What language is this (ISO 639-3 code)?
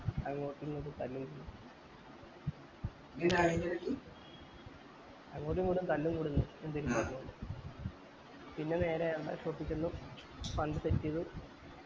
mal